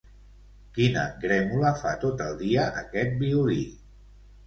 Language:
Catalan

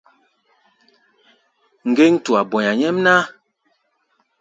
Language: Gbaya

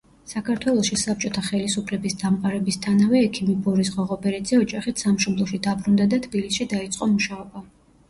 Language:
Georgian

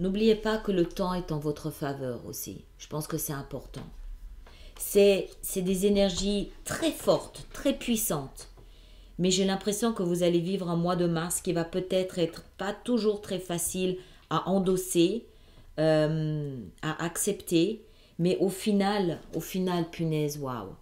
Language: French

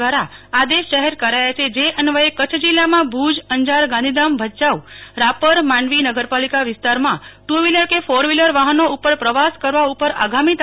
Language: Gujarati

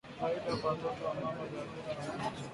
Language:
Swahili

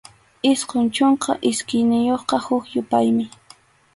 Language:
Arequipa-La Unión Quechua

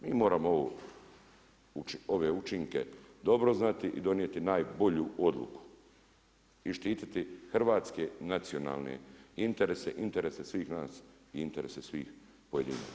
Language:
Croatian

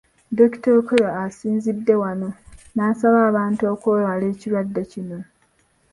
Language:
Ganda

